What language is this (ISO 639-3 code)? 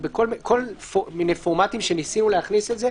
heb